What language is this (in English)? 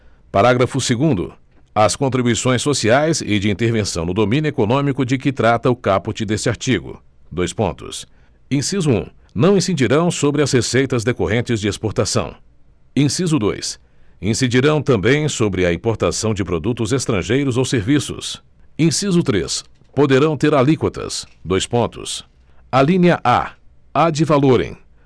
Portuguese